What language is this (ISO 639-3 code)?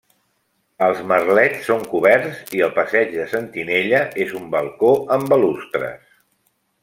cat